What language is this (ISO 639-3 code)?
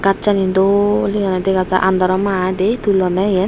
ccp